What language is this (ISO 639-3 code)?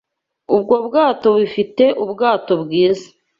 kin